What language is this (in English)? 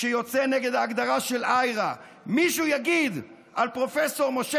Hebrew